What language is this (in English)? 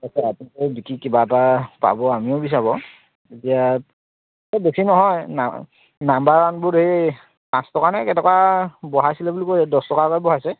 Assamese